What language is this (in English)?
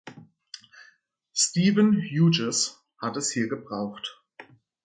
German